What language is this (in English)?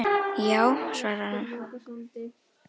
Icelandic